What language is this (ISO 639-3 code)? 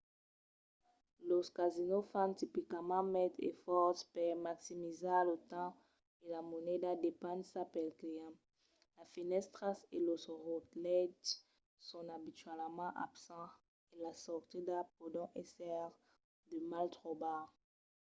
oci